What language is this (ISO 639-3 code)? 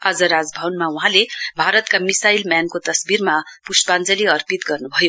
nep